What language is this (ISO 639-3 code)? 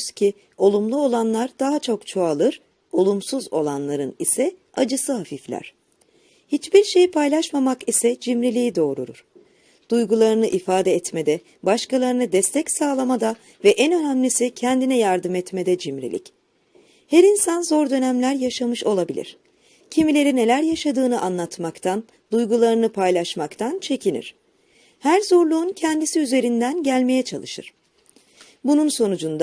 tur